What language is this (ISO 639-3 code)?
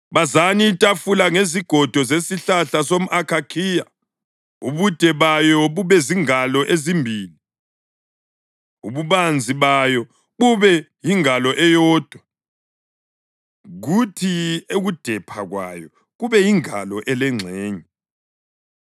nde